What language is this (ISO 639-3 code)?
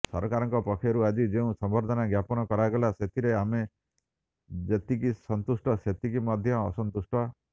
ori